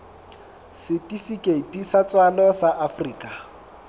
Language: Southern Sotho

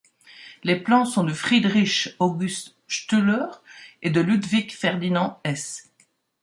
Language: French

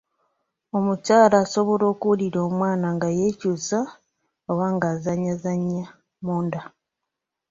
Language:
Ganda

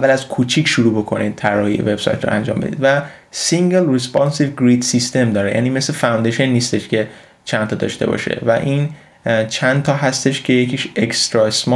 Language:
Persian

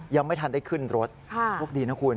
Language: Thai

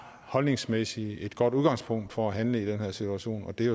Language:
Danish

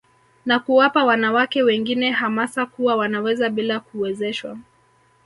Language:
Swahili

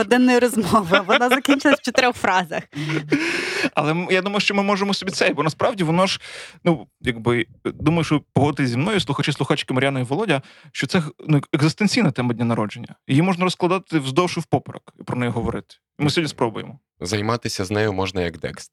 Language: Ukrainian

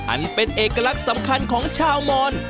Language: Thai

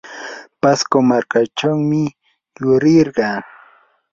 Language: Yanahuanca Pasco Quechua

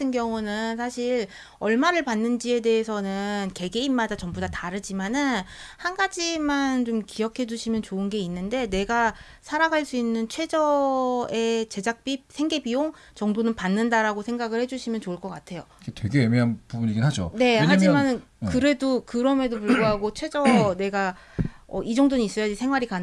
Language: Korean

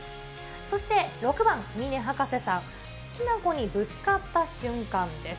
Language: Japanese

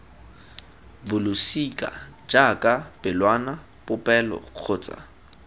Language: Tswana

